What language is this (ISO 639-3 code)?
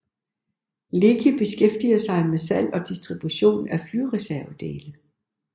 dan